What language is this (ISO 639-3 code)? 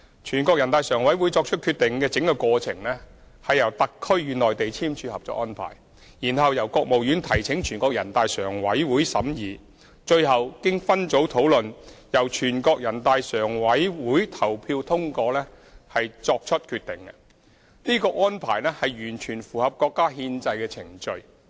yue